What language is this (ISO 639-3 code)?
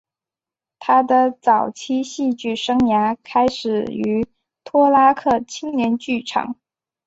zho